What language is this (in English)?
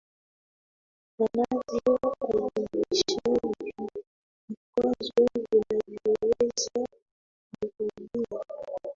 Swahili